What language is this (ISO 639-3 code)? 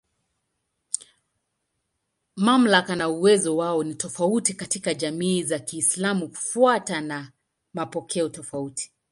swa